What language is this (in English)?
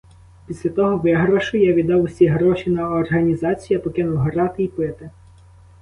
Ukrainian